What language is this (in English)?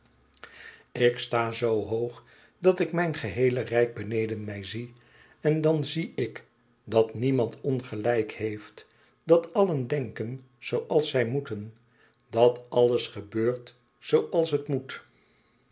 Dutch